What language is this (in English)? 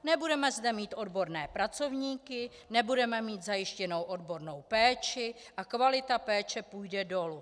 Czech